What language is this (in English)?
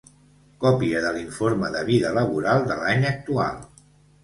Catalan